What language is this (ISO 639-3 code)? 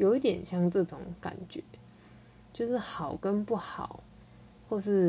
zho